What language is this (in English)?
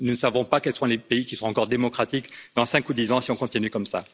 French